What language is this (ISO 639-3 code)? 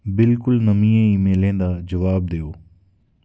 doi